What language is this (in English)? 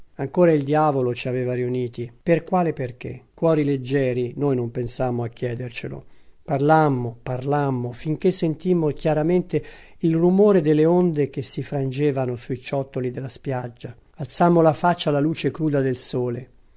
Italian